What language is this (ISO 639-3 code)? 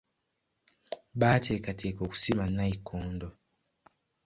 lug